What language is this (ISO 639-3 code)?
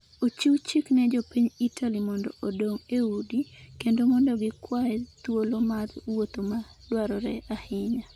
luo